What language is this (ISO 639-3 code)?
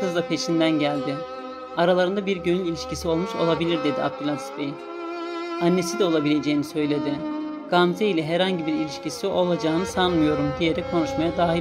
tur